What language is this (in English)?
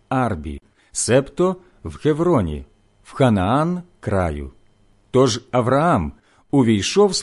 Ukrainian